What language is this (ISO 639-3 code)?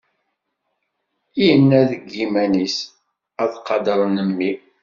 kab